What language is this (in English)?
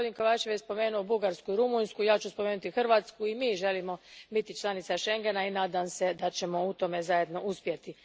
Croatian